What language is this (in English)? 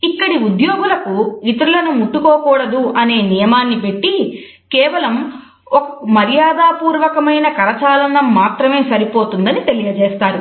Telugu